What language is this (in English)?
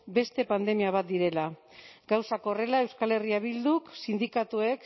Basque